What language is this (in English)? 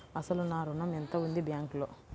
Telugu